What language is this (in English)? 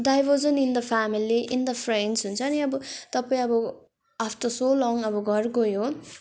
Nepali